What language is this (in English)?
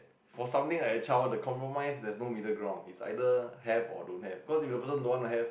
English